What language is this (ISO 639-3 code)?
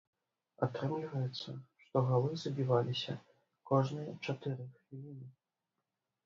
bel